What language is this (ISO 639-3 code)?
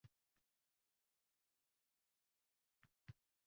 uzb